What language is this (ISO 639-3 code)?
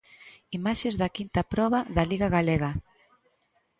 glg